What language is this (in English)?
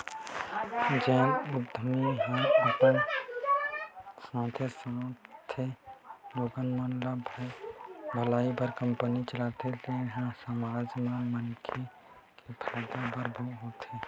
Chhattisgarhi